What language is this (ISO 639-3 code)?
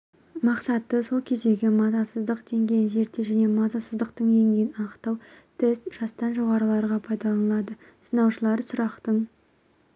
kaz